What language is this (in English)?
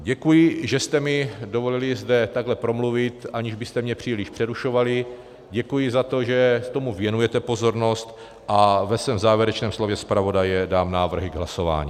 Czech